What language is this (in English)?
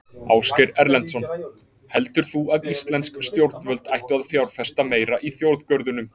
Icelandic